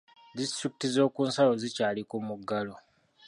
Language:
Ganda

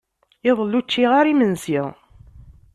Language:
Kabyle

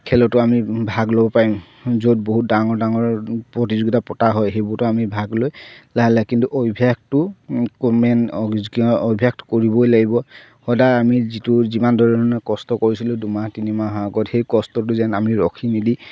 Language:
Assamese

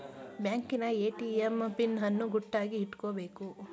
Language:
Kannada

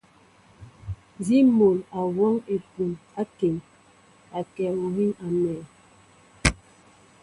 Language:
Mbo (Cameroon)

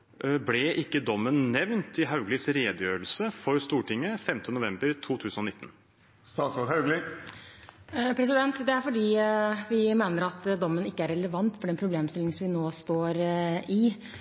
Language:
Norwegian Bokmål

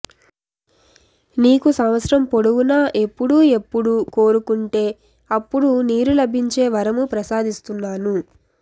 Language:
Telugu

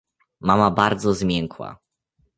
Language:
Polish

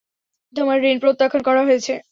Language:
Bangla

